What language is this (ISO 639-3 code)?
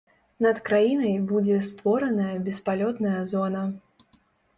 bel